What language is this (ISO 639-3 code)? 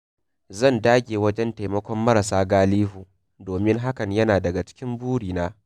hau